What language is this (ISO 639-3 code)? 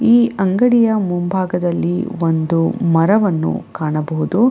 kan